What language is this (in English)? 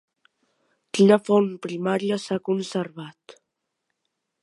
Catalan